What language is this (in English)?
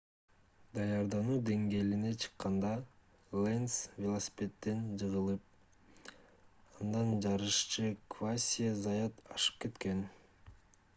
Kyrgyz